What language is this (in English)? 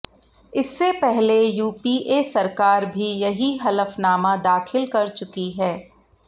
Hindi